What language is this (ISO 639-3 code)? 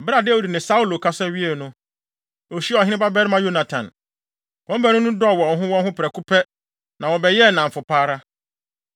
aka